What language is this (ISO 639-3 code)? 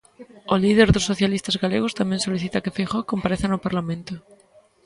glg